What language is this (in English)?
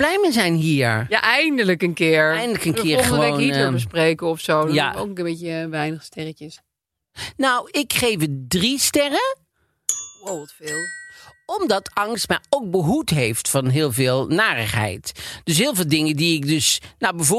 Dutch